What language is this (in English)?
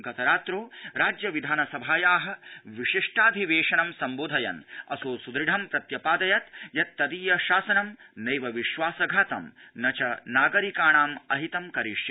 Sanskrit